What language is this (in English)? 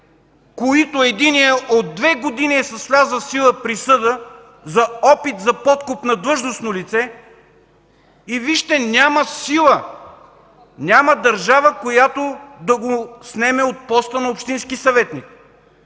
Bulgarian